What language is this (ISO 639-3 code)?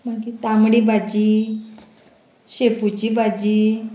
kok